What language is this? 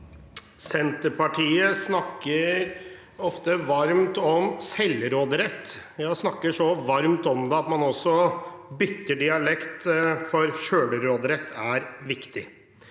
Norwegian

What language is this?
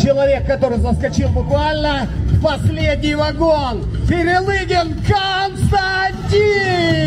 Russian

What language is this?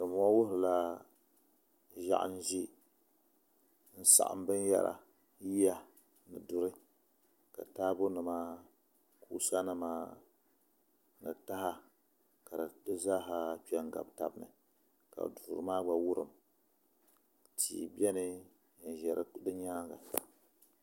Dagbani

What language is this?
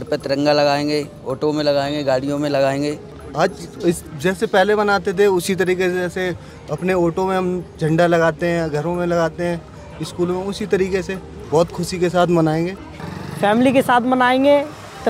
Hindi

